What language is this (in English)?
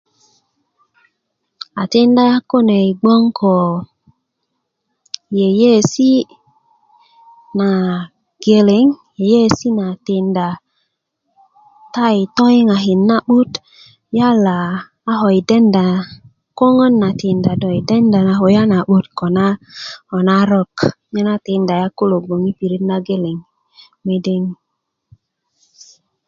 Kuku